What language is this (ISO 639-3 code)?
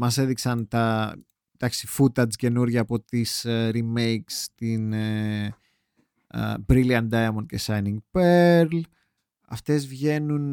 ell